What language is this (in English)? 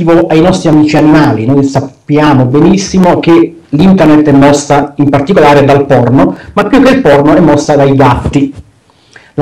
Italian